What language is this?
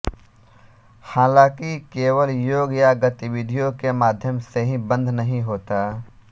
Hindi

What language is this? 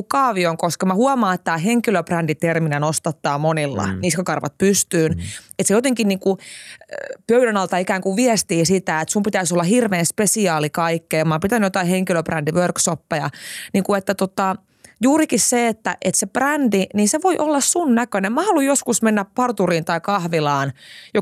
Finnish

